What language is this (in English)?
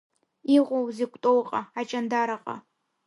Abkhazian